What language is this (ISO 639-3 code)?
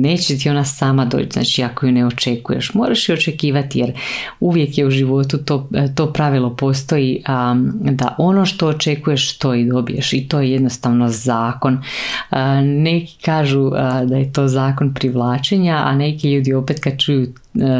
hrv